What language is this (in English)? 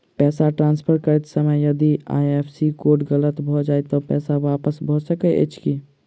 Maithili